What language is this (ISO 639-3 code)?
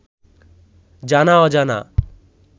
ben